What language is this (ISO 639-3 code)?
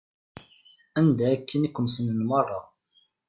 kab